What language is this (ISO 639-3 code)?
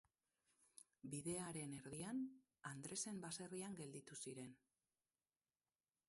eus